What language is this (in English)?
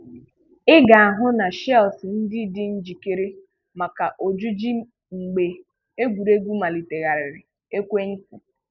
Igbo